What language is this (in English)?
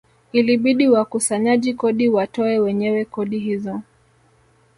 Swahili